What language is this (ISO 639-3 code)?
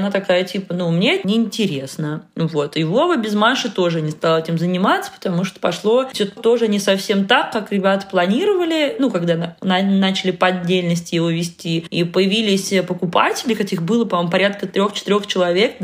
rus